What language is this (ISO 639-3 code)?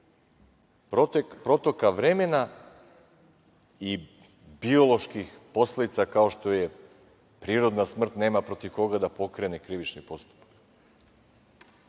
srp